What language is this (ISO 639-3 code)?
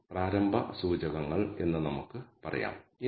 mal